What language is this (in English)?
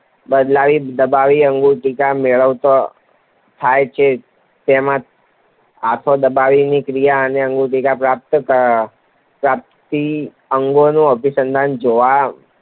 Gujarati